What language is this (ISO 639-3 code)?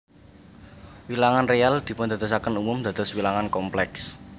jav